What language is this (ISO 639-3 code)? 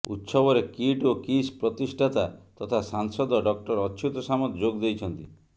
ori